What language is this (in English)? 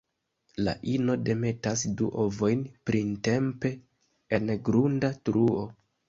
Esperanto